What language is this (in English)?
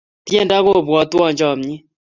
Kalenjin